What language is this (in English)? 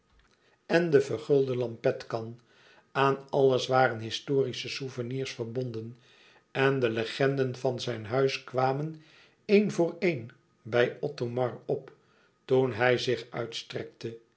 Dutch